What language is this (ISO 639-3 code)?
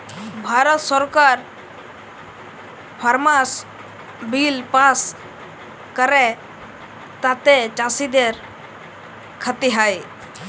ben